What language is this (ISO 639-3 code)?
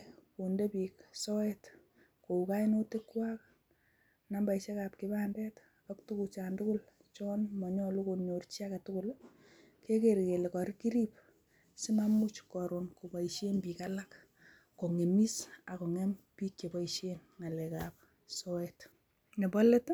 kln